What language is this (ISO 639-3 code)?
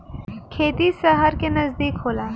bho